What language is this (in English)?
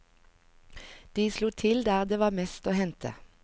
Norwegian